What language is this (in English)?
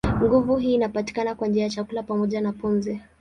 Swahili